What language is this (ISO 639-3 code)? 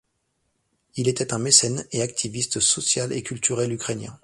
fra